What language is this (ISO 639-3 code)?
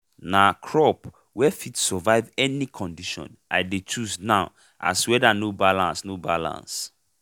pcm